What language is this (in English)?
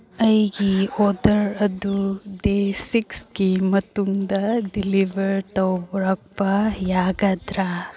Manipuri